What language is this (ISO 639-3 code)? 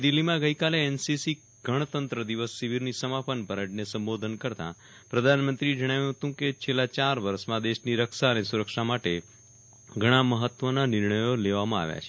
guj